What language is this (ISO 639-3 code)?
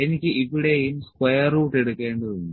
mal